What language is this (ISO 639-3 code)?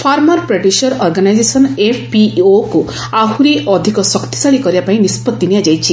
ori